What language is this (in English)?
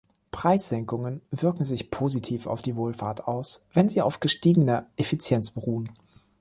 German